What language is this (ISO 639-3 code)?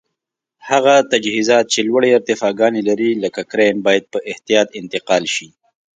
pus